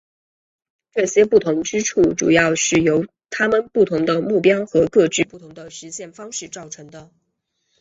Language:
Chinese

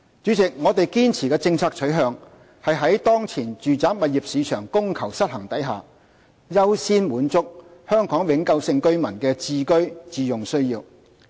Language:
Cantonese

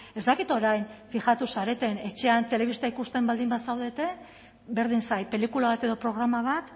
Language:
Basque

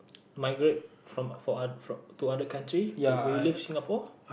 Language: English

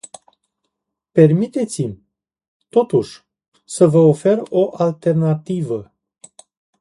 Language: Romanian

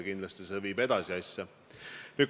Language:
Estonian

